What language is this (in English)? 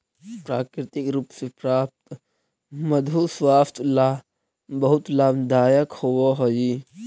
Magahi